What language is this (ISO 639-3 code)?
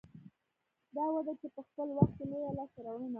pus